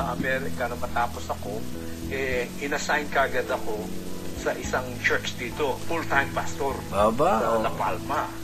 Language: Filipino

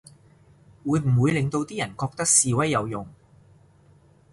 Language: Cantonese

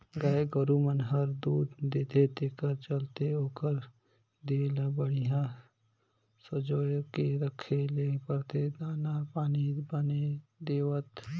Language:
Chhattisgarhi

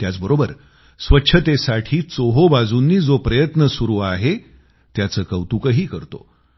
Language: Marathi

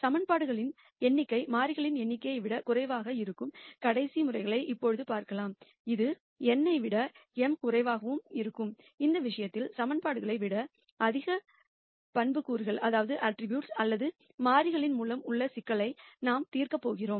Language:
Tamil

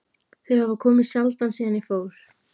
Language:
Icelandic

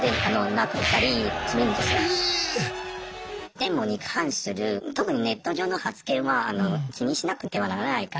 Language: Japanese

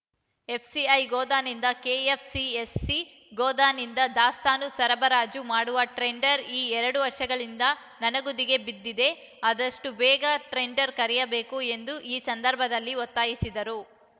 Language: Kannada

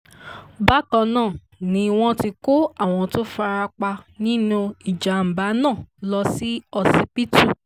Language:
Yoruba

